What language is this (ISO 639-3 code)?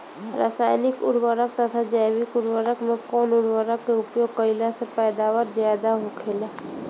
bho